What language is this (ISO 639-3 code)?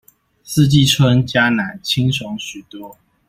zho